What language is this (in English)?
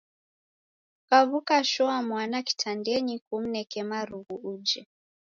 Taita